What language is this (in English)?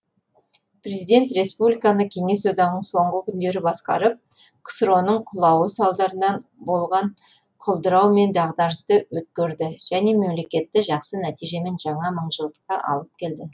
Kazakh